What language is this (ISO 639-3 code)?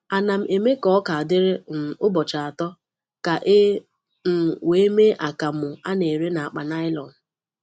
ibo